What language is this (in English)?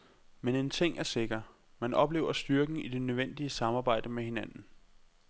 Danish